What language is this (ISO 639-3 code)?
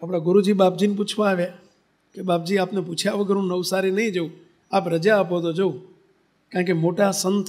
guj